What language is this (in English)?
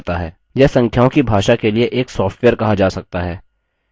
Hindi